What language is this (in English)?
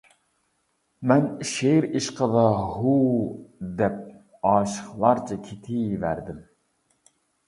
Uyghur